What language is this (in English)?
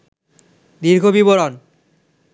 Bangla